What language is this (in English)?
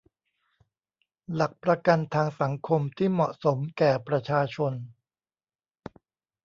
Thai